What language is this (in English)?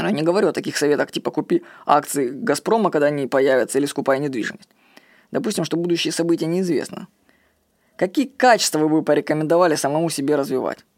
Russian